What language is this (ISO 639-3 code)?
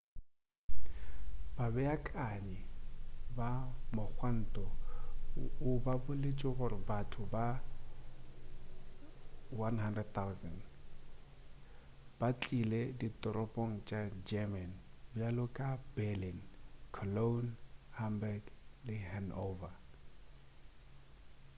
nso